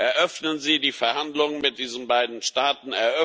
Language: German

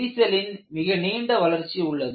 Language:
Tamil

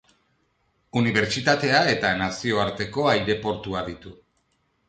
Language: Basque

